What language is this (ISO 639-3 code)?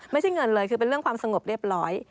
tha